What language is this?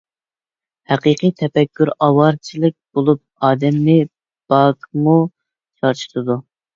Uyghur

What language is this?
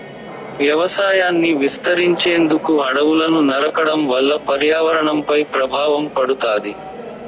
Telugu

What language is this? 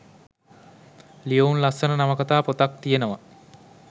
Sinhala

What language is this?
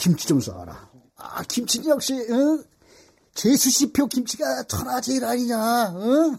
Korean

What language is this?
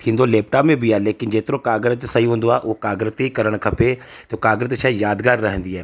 Sindhi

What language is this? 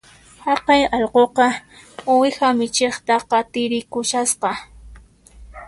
Puno Quechua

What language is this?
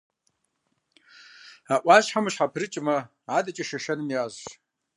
Kabardian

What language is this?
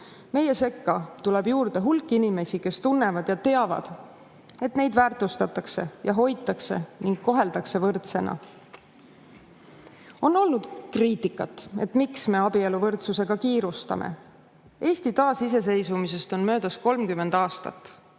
Estonian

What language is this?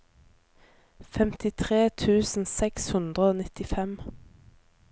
Norwegian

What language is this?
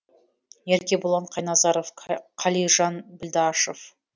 Kazakh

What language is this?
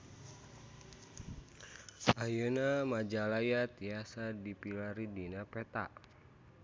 Sundanese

